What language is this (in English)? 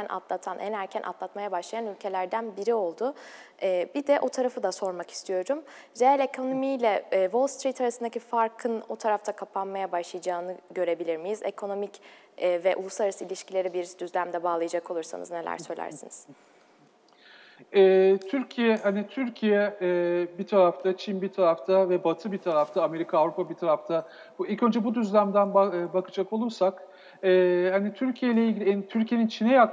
Turkish